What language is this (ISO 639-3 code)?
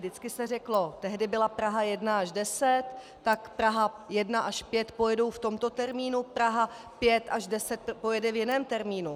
ces